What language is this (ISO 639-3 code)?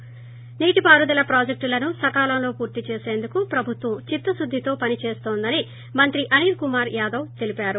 tel